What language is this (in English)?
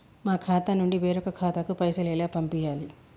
Telugu